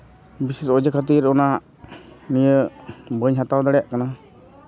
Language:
Santali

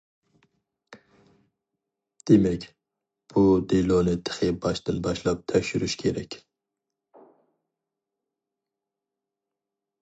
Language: Uyghur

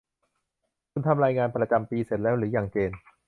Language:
Thai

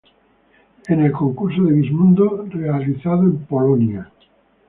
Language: Spanish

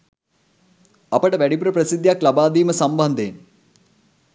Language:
Sinhala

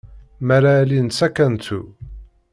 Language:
Kabyle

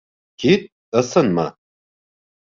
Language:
Bashkir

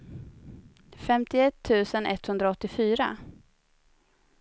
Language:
Swedish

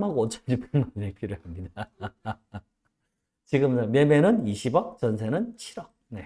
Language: Korean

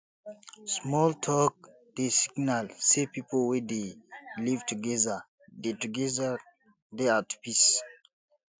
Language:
Nigerian Pidgin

